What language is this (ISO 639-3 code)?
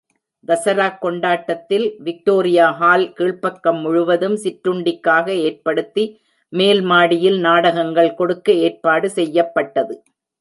tam